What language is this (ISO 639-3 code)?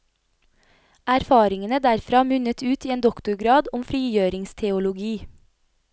nor